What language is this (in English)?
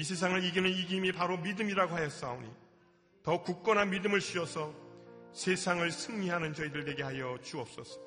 Korean